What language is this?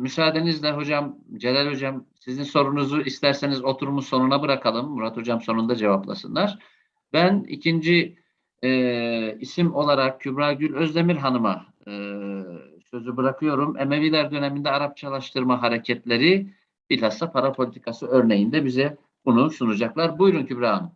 Turkish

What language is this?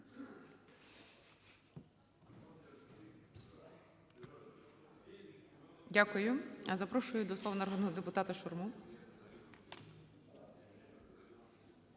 Ukrainian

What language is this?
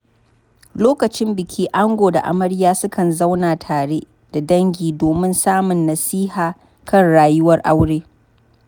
Hausa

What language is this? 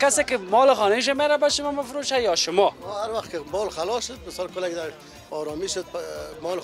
Persian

